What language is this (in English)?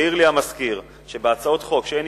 Hebrew